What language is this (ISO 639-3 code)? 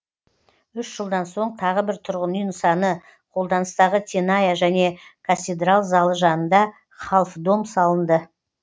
kaz